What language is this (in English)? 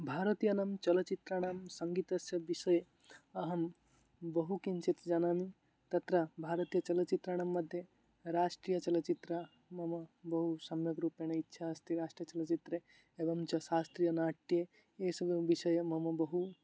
Sanskrit